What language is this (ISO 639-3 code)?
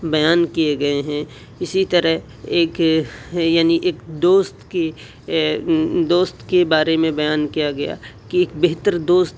urd